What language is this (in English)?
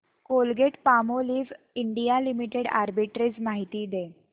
Marathi